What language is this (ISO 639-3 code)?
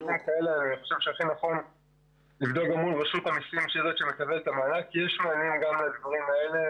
heb